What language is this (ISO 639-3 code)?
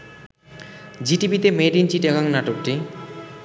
ben